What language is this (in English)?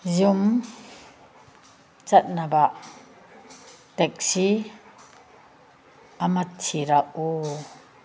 Manipuri